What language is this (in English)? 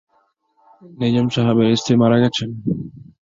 Bangla